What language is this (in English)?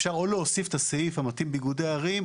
Hebrew